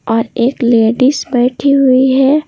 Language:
Hindi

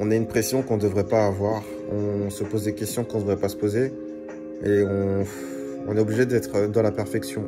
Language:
French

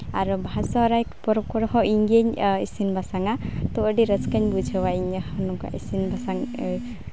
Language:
Santali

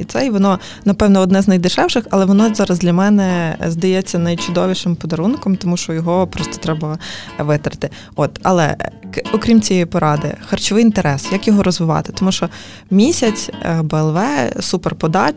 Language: Ukrainian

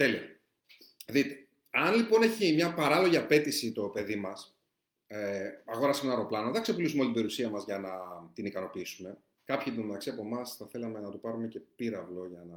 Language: Greek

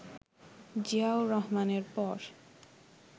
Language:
Bangla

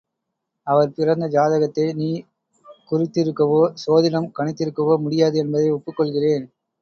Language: Tamil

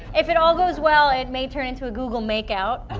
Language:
English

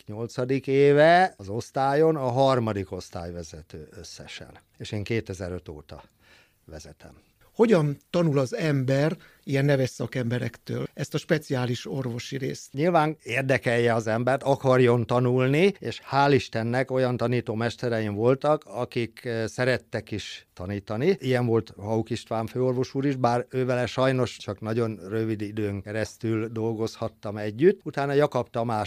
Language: Hungarian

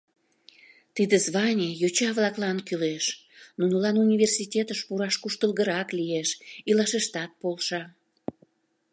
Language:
Mari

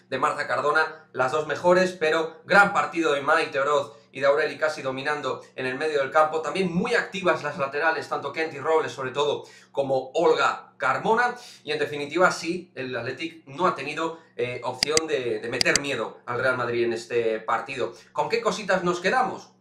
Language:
Spanish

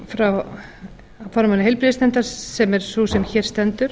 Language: Icelandic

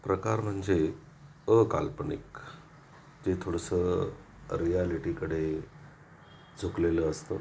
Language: Marathi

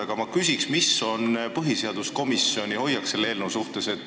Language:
Estonian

